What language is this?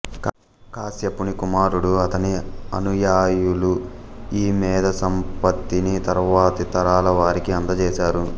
Telugu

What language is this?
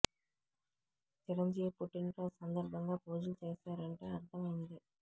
Telugu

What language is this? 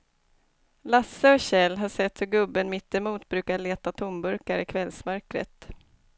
Swedish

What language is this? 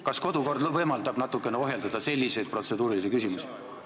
Estonian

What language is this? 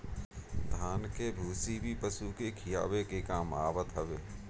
Bhojpuri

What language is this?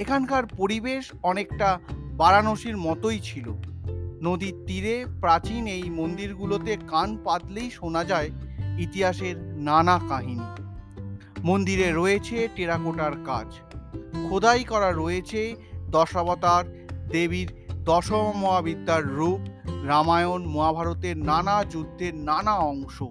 Bangla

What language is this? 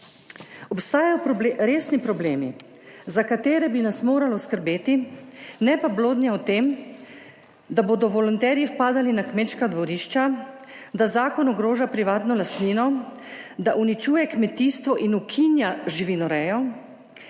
Slovenian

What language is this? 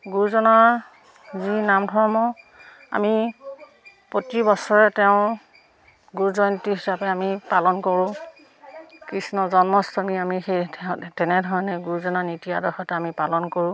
Assamese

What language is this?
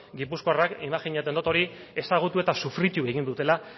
Basque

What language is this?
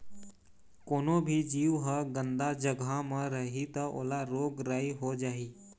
Chhattisgarhi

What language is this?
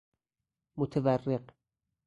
Persian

